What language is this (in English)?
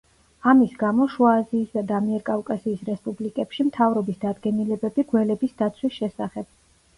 Georgian